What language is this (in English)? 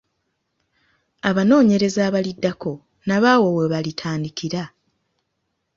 Ganda